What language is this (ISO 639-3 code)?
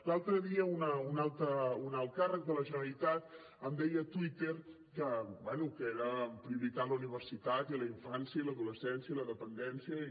cat